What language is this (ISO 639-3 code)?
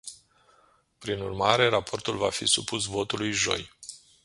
ron